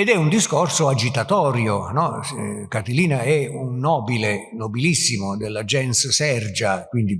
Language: Italian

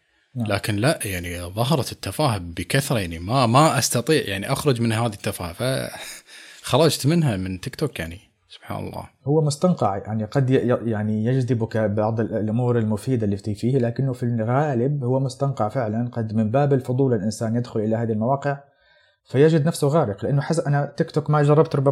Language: Arabic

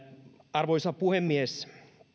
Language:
Finnish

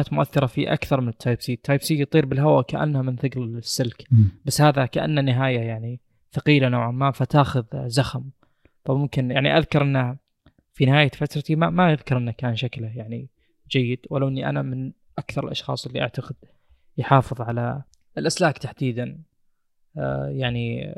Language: Arabic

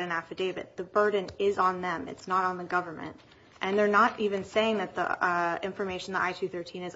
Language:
English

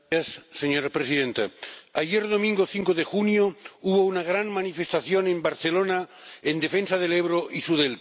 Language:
Spanish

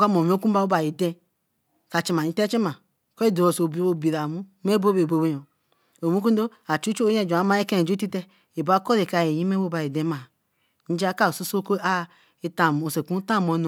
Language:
Eleme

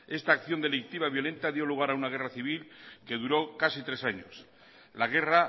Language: Spanish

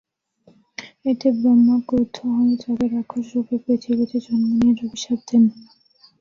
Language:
Bangla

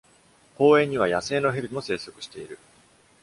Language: Japanese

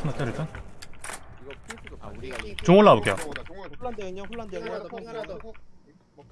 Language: Korean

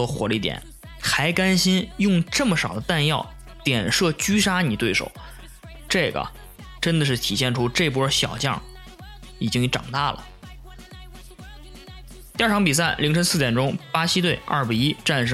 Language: Chinese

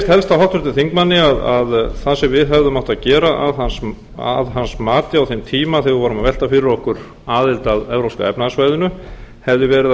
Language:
Icelandic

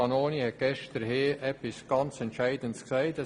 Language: Swiss German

